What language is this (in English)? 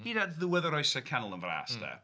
Welsh